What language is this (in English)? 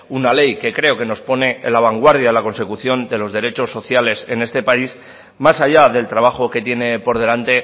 Spanish